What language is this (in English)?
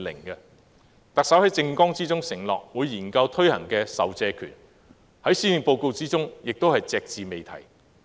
Cantonese